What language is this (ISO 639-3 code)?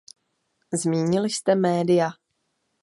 ces